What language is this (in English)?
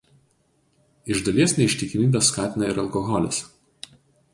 Lithuanian